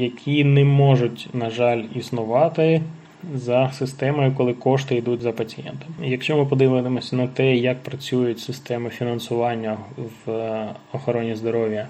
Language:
Ukrainian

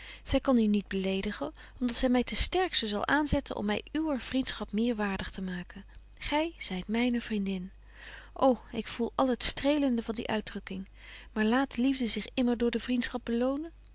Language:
Dutch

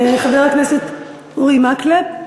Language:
Hebrew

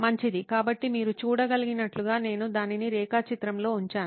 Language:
Telugu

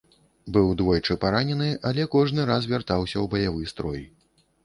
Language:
Belarusian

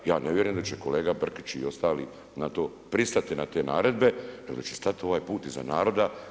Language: Croatian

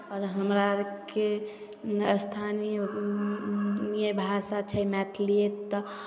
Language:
Maithili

